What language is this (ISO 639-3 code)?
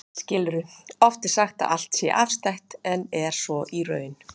isl